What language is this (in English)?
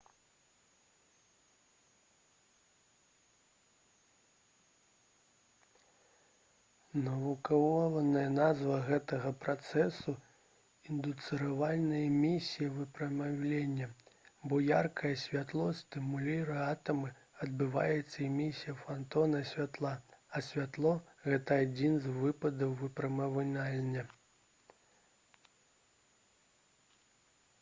Belarusian